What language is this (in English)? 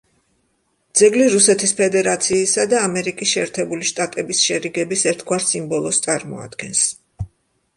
Georgian